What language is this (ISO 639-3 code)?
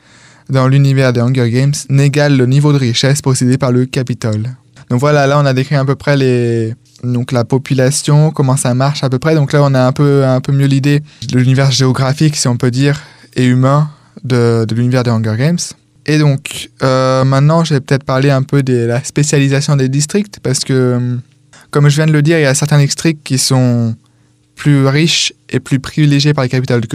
fra